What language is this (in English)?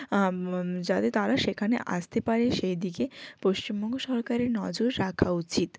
Bangla